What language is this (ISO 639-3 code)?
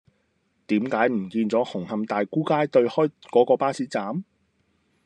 yue